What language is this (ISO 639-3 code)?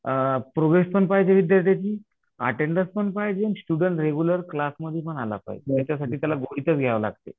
mar